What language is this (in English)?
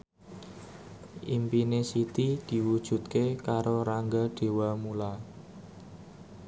Javanese